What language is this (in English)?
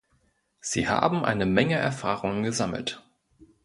German